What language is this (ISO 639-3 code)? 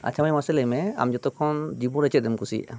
sat